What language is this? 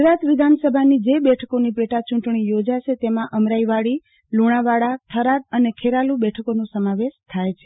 Gujarati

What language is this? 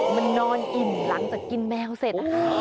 Thai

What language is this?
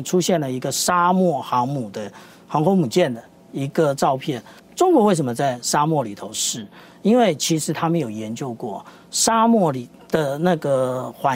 Chinese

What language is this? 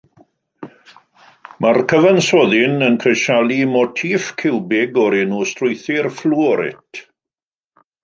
Welsh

